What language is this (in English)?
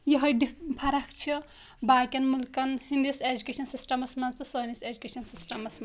Kashmiri